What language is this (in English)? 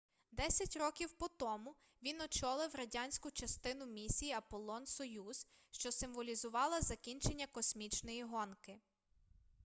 Ukrainian